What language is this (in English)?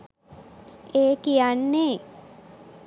Sinhala